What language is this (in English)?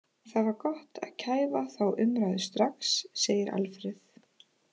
Icelandic